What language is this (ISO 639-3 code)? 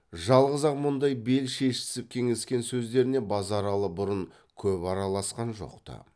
kaz